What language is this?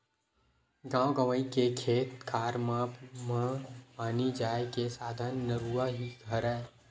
Chhattisgarhi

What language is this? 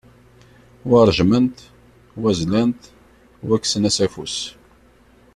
Kabyle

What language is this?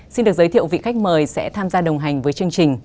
Vietnamese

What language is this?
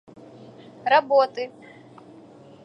Russian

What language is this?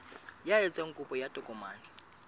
Southern Sotho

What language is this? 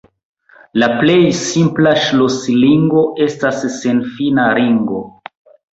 Esperanto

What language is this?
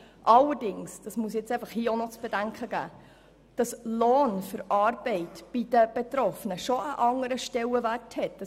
Swiss German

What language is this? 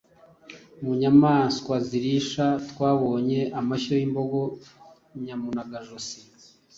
Kinyarwanda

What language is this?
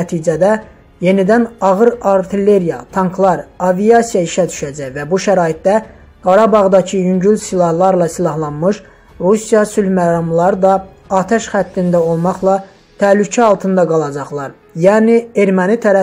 Turkish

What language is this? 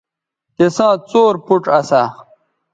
Bateri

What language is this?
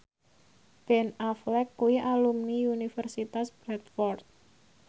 Javanese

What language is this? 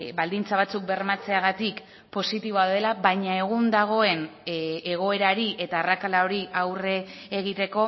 Basque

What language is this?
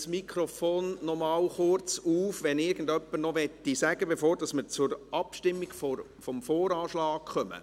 Swiss German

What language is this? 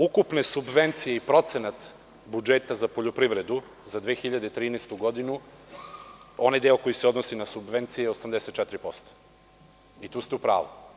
Serbian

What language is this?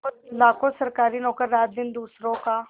Hindi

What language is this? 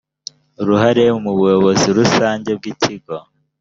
Kinyarwanda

